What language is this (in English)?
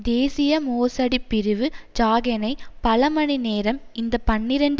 Tamil